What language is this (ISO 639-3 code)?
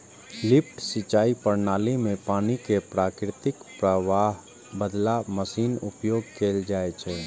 mai